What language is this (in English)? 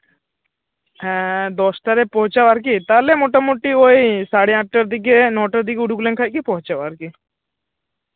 Santali